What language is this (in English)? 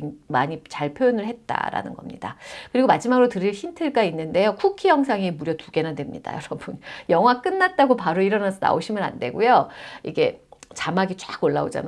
Korean